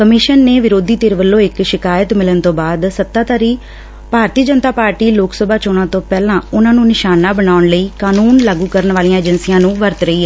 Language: Punjabi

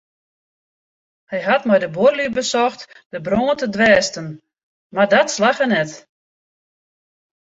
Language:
Western Frisian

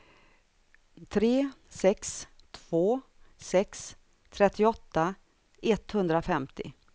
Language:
Swedish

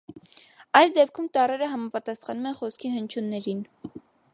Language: Armenian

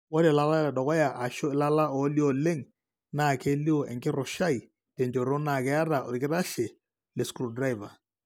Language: Masai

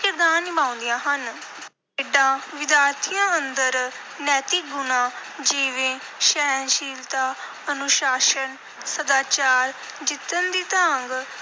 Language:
Punjabi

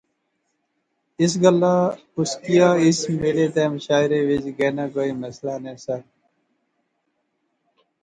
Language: Pahari-Potwari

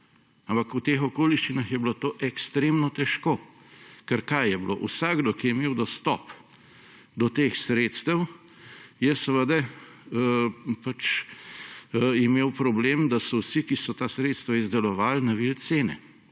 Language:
Slovenian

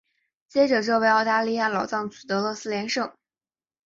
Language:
Chinese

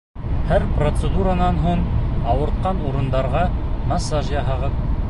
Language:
Bashkir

